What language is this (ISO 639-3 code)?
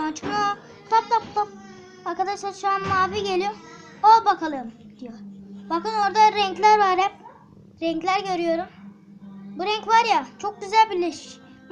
tur